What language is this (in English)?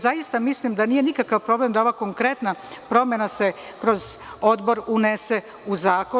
Serbian